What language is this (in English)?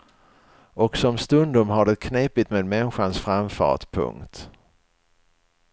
Swedish